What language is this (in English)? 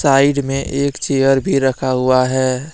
Hindi